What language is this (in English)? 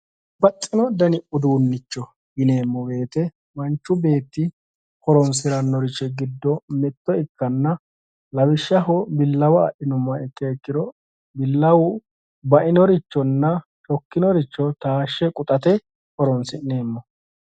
Sidamo